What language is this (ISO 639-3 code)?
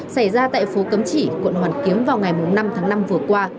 vie